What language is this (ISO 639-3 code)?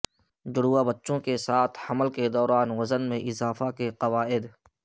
urd